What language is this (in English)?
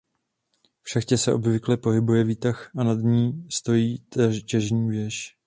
Czech